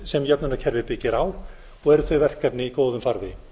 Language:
Icelandic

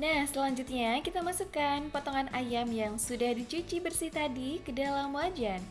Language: Indonesian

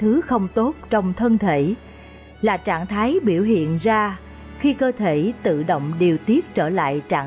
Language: Vietnamese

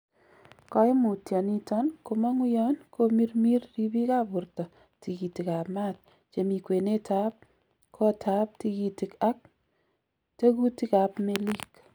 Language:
Kalenjin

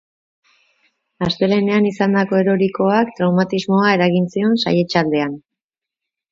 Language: Basque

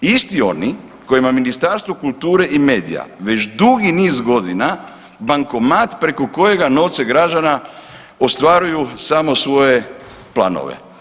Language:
Croatian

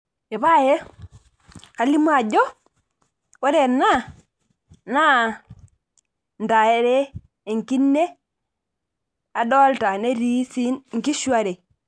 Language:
Masai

